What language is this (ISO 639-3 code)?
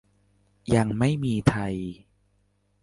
tha